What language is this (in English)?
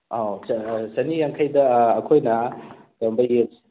Manipuri